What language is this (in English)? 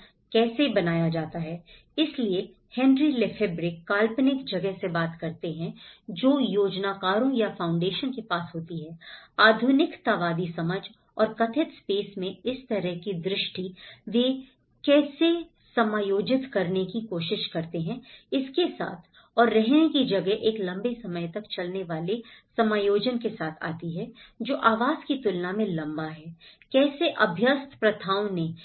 Hindi